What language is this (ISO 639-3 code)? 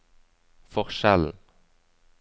nor